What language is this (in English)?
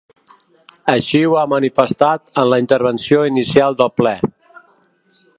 Catalan